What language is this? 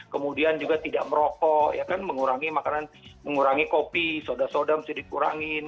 Indonesian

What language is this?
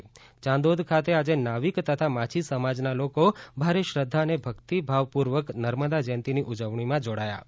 Gujarati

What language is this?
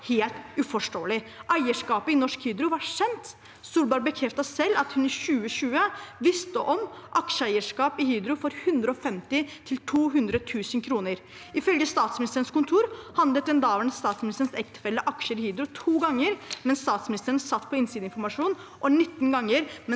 Norwegian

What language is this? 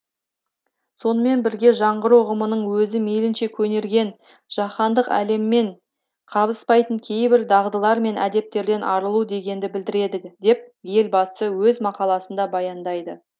Kazakh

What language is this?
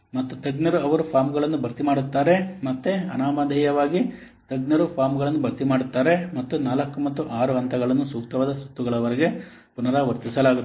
Kannada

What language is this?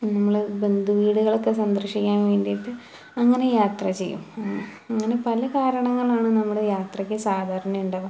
Malayalam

